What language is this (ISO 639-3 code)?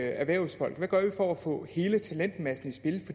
dan